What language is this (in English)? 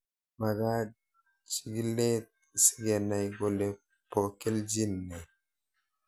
Kalenjin